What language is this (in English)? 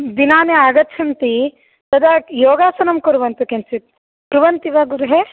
Sanskrit